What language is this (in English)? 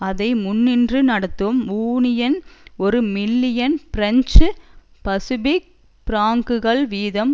Tamil